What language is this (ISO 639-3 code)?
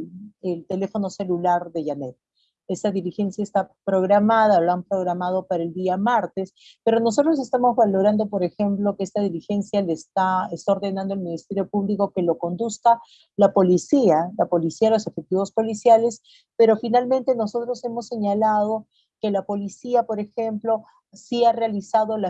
spa